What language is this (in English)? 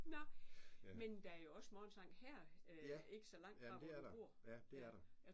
Danish